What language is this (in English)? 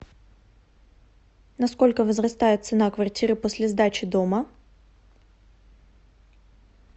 Russian